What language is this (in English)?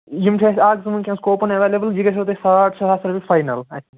Kashmiri